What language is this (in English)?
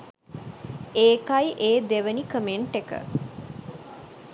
Sinhala